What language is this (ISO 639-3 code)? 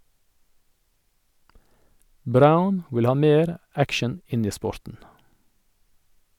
nor